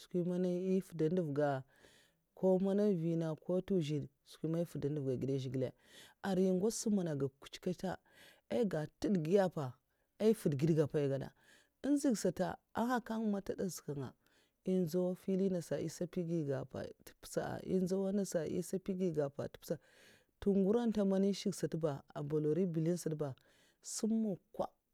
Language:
Mafa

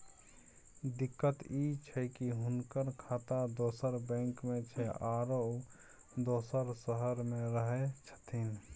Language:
Maithili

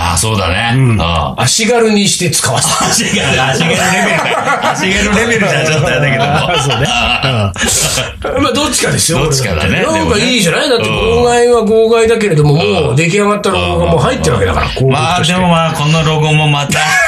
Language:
Japanese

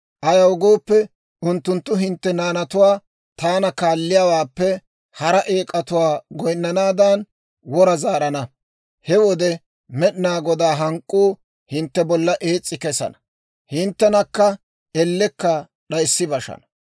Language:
Dawro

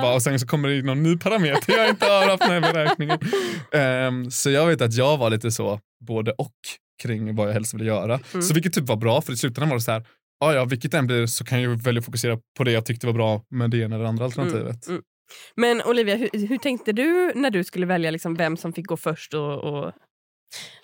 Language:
Swedish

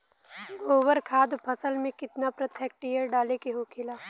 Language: Bhojpuri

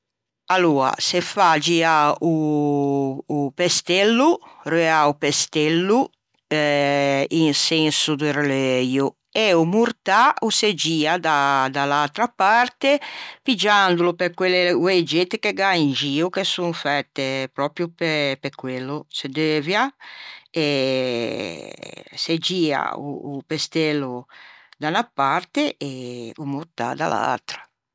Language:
Ligurian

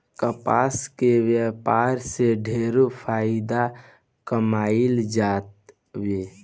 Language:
Bhojpuri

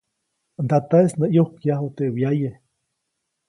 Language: Copainalá Zoque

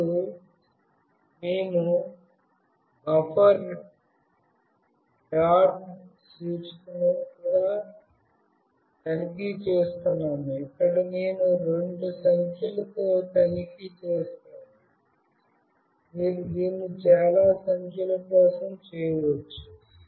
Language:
Telugu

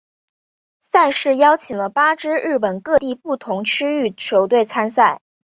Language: Chinese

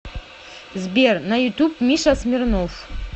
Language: Russian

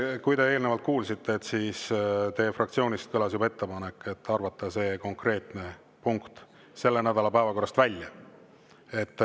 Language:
Estonian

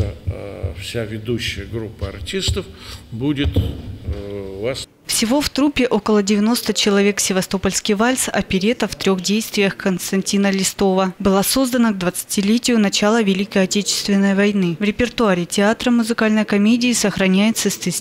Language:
Russian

